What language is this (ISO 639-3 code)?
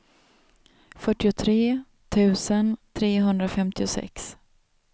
swe